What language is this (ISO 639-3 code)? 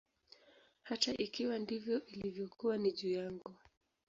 swa